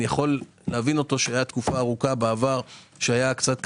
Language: Hebrew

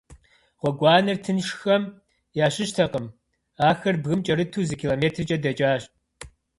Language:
Kabardian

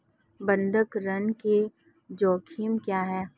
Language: Hindi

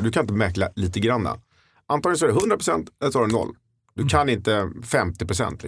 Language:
Swedish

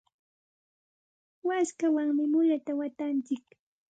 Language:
Santa Ana de Tusi Pasco Quechua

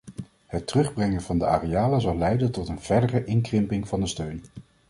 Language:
Dutch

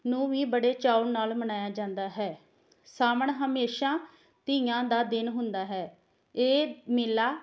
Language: Punjabi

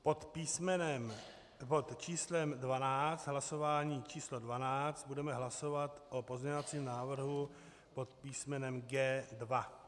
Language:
Czech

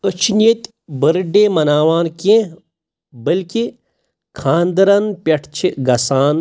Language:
Kashmiri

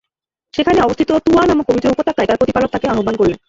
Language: Bangla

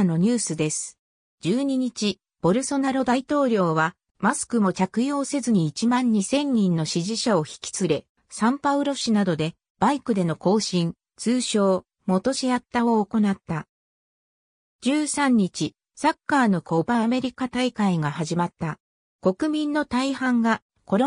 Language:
Japanese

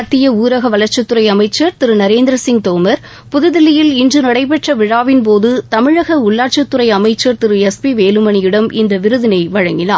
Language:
Tamil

